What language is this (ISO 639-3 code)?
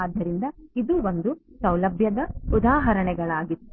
kan